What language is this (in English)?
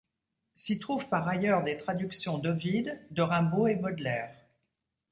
French